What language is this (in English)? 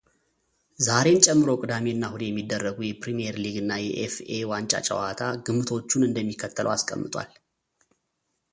Amharic